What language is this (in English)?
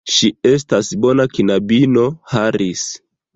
Esperanto